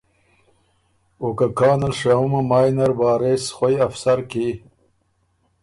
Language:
Ormuri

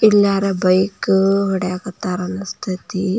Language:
Kannada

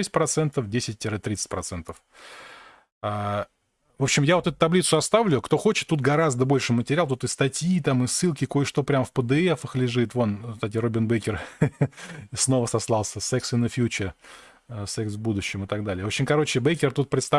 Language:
Russian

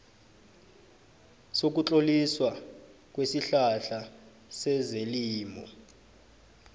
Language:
South Ndebele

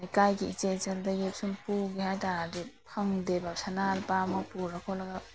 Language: Manipuri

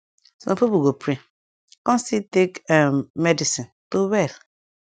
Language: Nigerian Pidgin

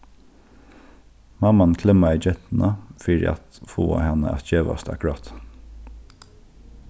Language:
Faroese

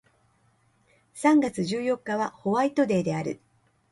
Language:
Japanese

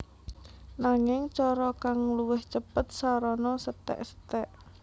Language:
Javanese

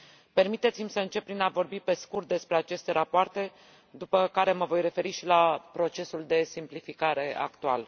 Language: Romanian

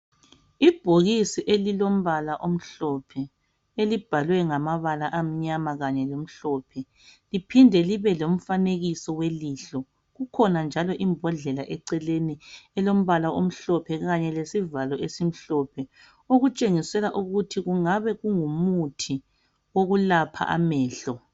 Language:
North Ndebele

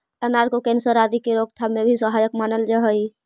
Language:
Magahi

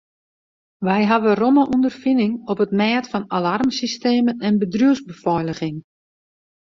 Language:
Western Frisian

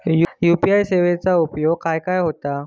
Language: Marathi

